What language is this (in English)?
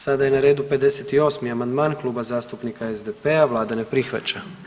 Croatian